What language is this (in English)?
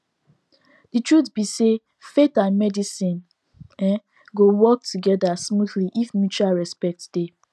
Nigerian Pidgin